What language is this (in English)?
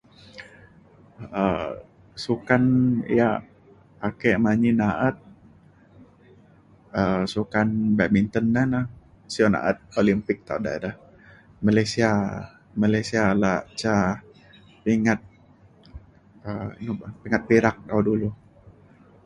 Mainstream Kenyah